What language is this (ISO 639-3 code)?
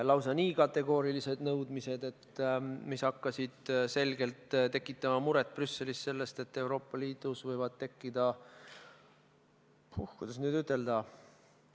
est